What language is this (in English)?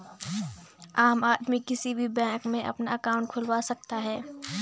Hindi